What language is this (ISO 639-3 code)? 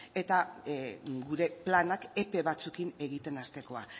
eus